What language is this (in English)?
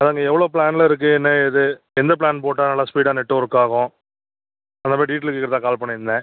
Tamil